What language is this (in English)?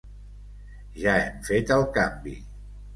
Catalan